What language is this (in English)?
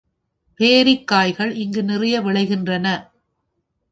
Tamil